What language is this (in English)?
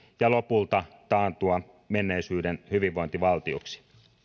Finnish